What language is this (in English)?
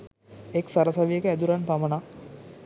Sinhala